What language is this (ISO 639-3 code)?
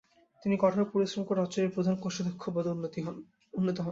ben